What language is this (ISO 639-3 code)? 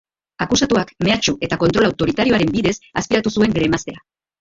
eus